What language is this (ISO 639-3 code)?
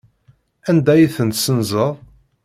kab